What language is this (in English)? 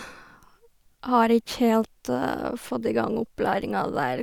Norwegian